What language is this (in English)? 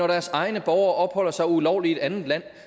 Danish